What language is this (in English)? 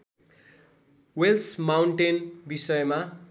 Nepali